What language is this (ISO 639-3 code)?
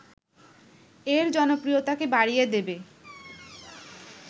ben